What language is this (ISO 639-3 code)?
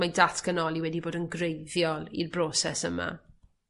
cym